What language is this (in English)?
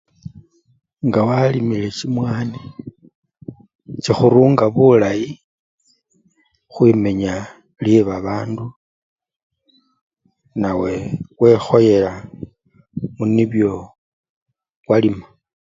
Luyia